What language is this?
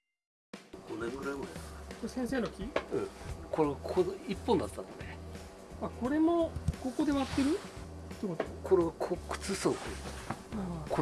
Japanese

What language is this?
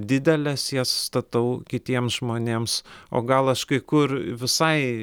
Lithuanian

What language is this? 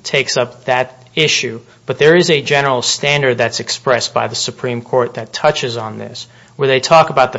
English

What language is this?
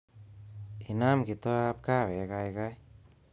Kalenjin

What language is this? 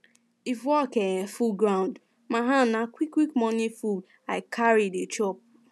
Nigerian Pidgin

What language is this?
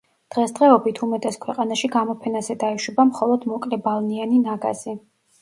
Georgian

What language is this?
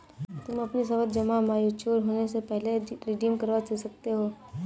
Hindi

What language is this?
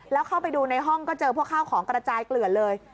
Thai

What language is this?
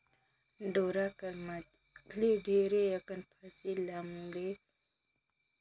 Chhattisgarhi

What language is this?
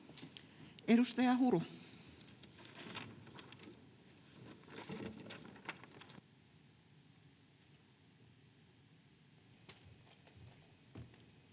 Finnish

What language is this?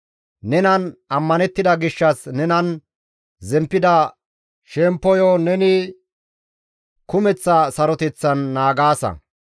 Gamo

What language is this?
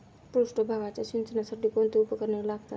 Marathi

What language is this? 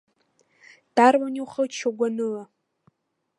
Abkhazian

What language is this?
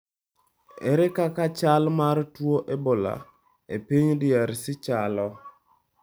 Luo (Kenya and Tanzania)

